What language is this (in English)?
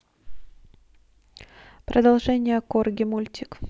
Russian